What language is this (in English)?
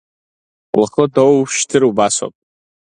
Abkhazian